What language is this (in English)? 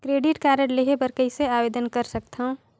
Chhattisgarhi